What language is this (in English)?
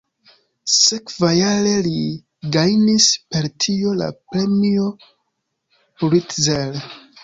Esperanto